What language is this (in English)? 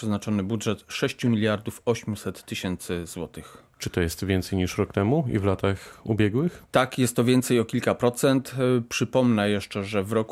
Polish